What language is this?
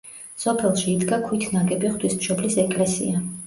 Georgian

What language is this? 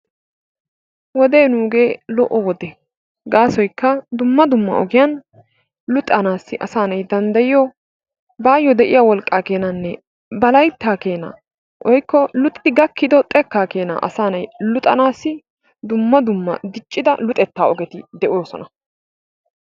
Wolaytta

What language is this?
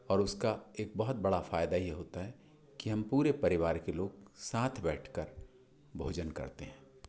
Hindi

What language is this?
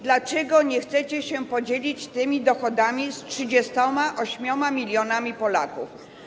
Polish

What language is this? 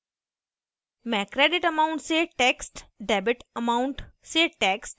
Hindi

